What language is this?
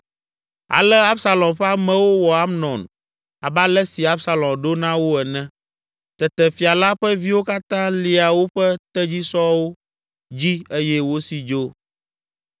Ewe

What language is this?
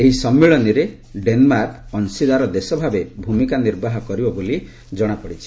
Odia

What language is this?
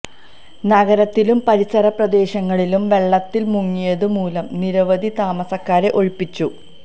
Malayalam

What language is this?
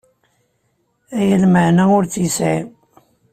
Kabyle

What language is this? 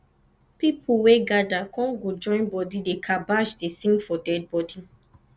Nigerian Pidgin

